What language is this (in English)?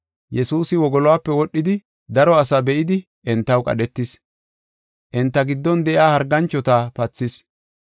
Gofa